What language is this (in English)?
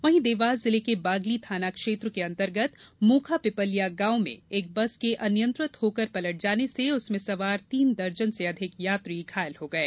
Hindi